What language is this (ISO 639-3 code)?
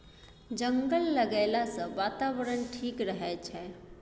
mai